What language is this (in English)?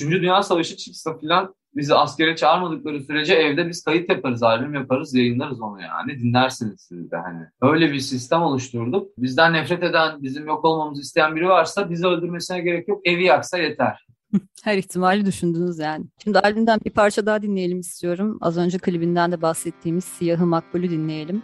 Turkish